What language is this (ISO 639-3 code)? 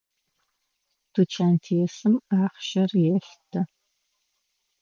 ady